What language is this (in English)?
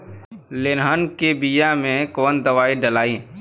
Bhojpuri